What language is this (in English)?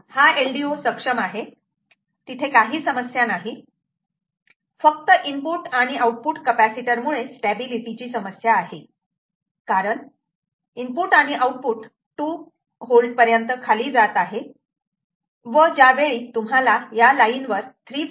Marathi